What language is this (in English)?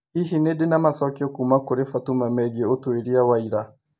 Kikuyu